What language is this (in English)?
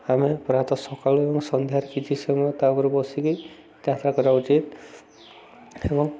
Odia